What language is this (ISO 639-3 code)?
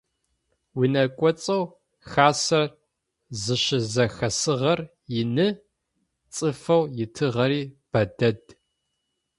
ady